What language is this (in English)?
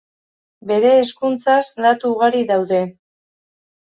Basque